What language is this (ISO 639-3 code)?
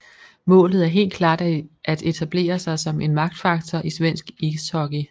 dan